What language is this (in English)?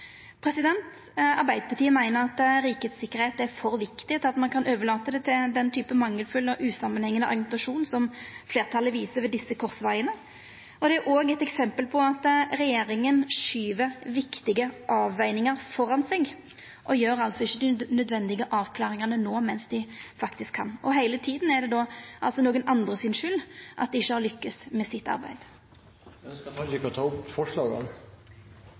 Norwegian Nynorsk